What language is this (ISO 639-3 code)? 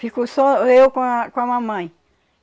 por